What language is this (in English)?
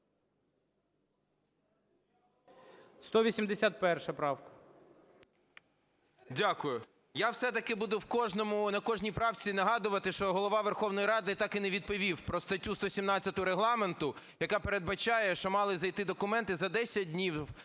Ukrainian